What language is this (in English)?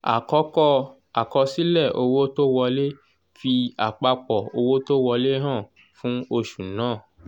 Yoruba